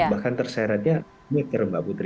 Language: Indonesian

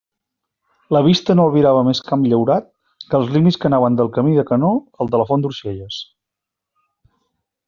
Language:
Catalan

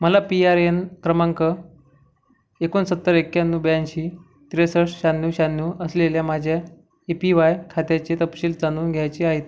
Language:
Marathi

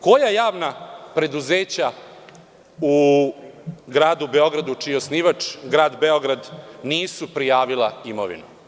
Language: Serbian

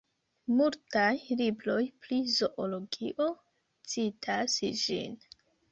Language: Esperanto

